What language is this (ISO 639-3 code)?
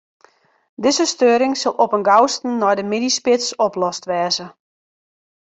fry